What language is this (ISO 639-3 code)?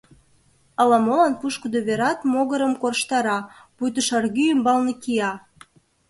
chm